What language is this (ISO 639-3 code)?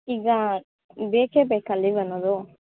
kan